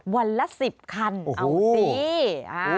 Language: Thai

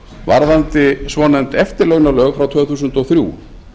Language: Icelandic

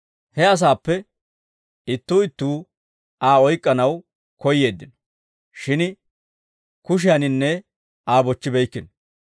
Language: Dawro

